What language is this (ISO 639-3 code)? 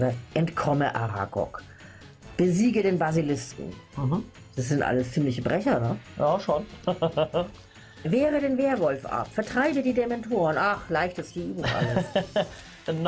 deu